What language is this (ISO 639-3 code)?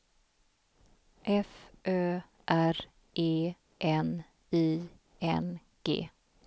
swe